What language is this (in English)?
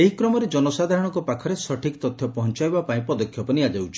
Odia